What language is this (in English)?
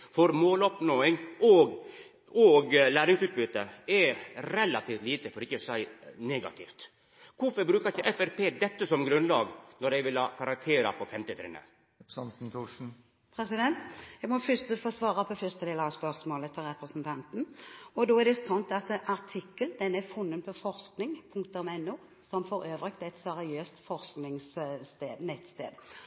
Norwegian